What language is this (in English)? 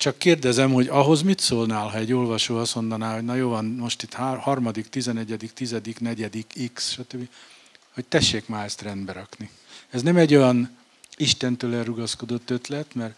Hungarian